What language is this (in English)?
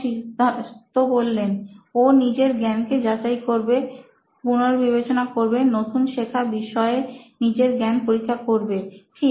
Bangla